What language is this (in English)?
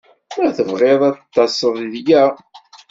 Kabyle